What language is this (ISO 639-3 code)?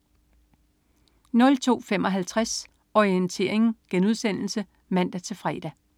dan